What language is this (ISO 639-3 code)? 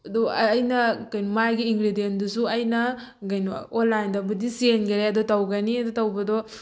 mni